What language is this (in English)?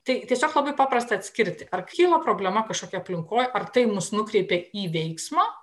Lithuanian